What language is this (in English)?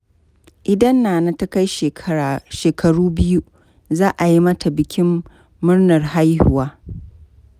Hausa